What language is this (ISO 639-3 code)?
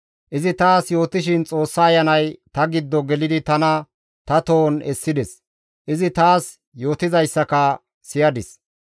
gmv